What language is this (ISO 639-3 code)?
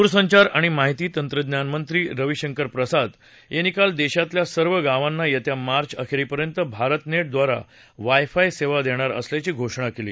mar